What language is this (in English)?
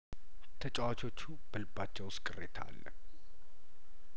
Amharic